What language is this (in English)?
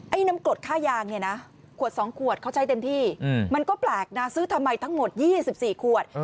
Thai